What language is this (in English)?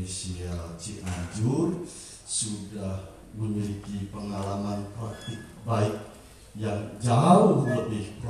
Indonesian